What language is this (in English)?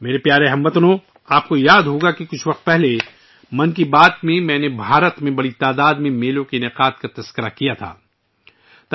Urdu